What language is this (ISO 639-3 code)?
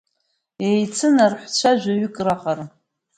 abk